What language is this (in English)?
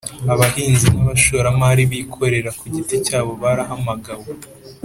Kinyarwanda